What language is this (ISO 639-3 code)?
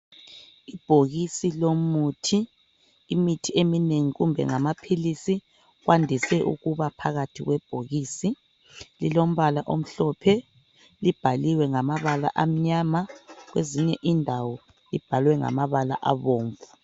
nde